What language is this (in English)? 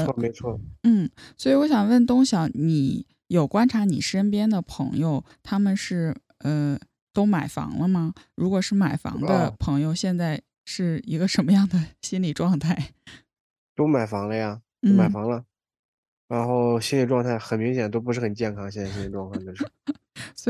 Chinese